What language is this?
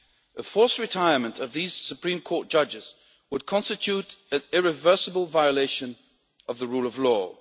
English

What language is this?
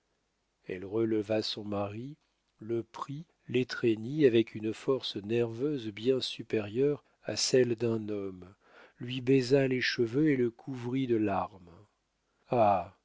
French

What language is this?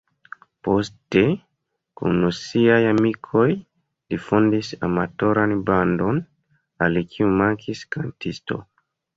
Esperanto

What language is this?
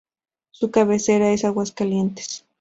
Spanish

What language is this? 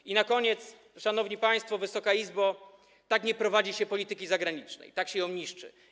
Polish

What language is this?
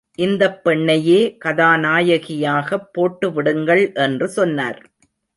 Tamil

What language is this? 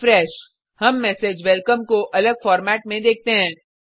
Hindi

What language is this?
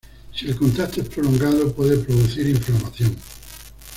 Spanish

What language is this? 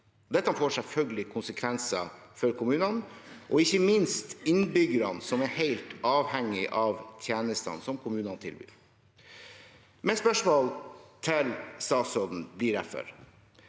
Norwegian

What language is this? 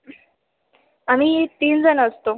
Marathi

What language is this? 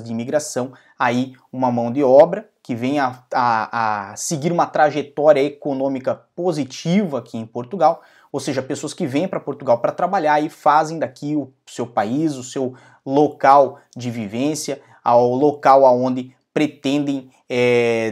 Portuguese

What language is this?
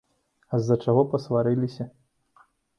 Belarusian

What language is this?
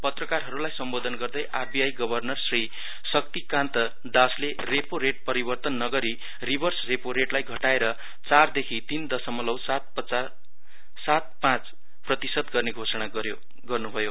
Nepali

